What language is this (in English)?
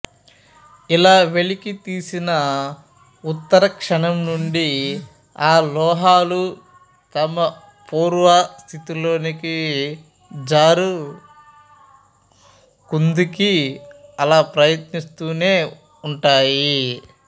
Telugu